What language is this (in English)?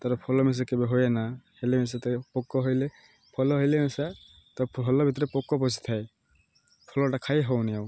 Odia